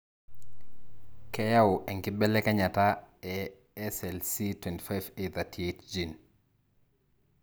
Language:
Masai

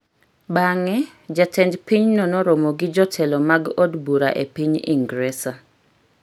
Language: Luo (Kenya and Tanzania)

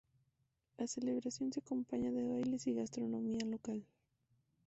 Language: Spanish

